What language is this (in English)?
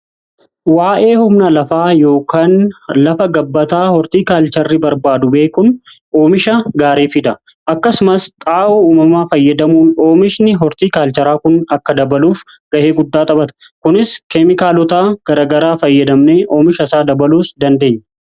Oromo